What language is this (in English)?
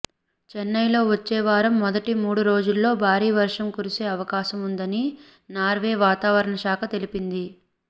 Telugu